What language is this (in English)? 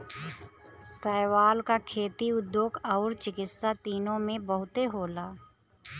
Bhojpuri